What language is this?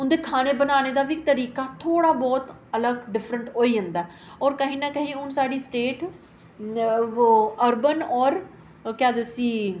Dogri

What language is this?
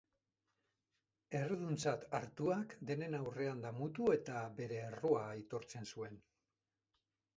Basque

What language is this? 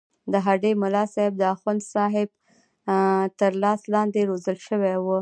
Pashto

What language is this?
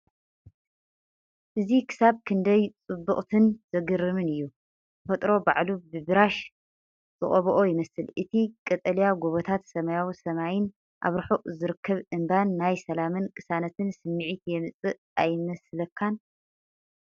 Tigrinya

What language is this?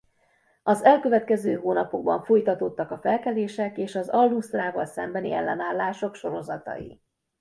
Hungarian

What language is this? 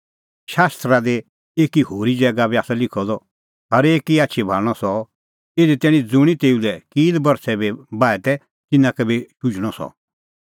Kullu Pahari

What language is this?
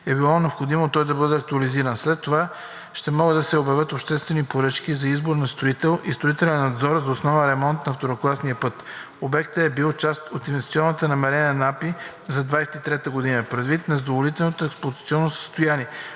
Bulgarian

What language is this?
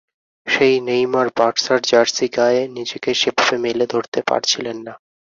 Bangla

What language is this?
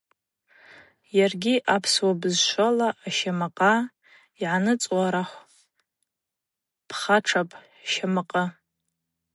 Abaza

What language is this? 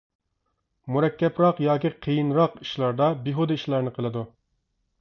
Uyghur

